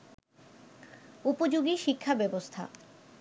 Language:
Bangla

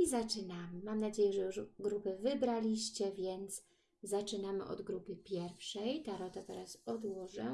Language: Polish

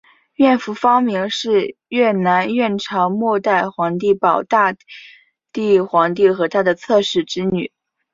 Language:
Chinese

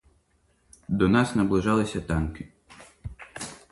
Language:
Ukrainian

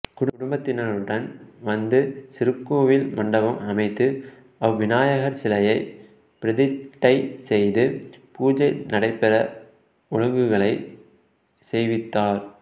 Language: Tamil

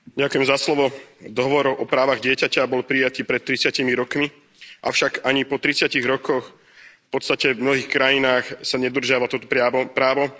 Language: Slovak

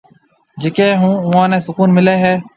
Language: Marwari (Pakistan)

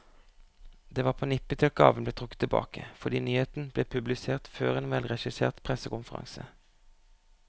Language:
Norwegian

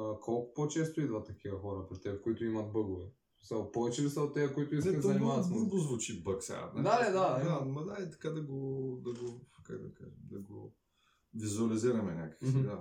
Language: Bulgarian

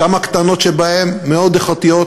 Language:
Hebrew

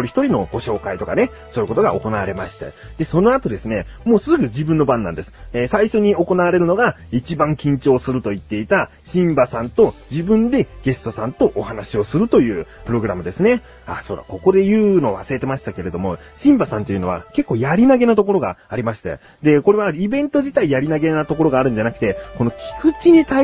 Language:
Japanese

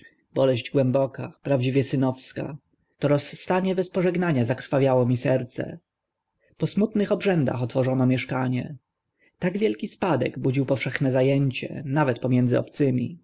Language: Polish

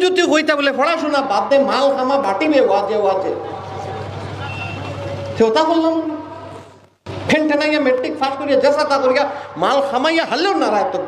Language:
Bangla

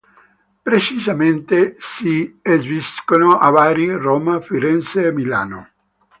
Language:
Italian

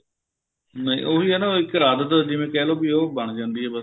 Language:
Punjabi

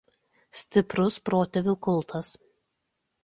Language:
Lithuanian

